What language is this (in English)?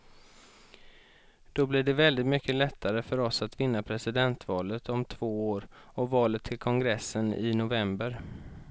Swedish